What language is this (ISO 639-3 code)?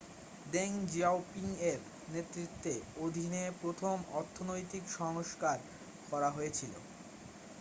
ben